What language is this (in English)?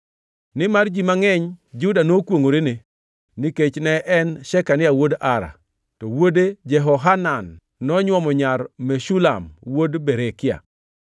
Luo (Kenya and Tanzania)